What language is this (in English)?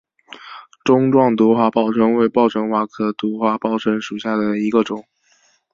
Chinese